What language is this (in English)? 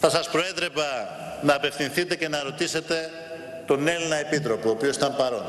Greek